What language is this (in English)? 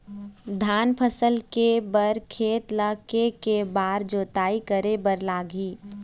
Chhattisgarhi